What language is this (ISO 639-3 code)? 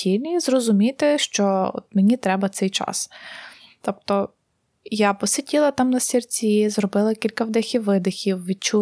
ukr